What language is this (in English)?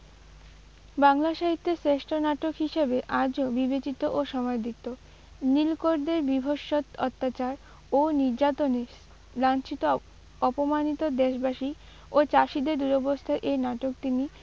Bangla